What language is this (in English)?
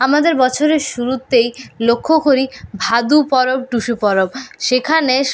Bangla